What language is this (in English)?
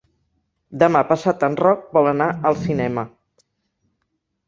Catalan